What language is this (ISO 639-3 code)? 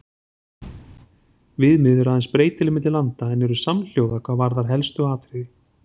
isl